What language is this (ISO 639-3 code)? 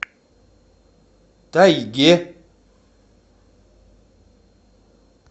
rus